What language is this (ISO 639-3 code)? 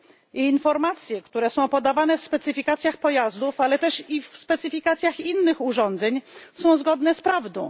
pol